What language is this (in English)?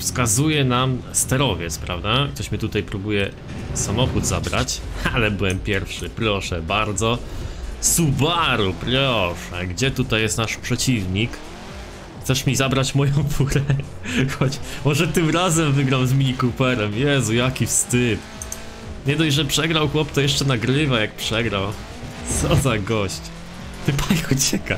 Polish